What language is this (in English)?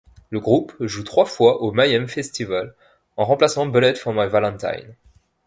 French